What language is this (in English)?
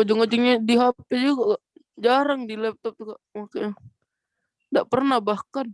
Indonesian